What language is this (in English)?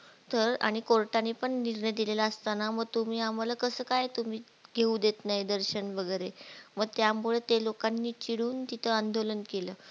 Marathi